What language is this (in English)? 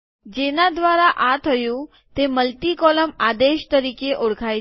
Gujarati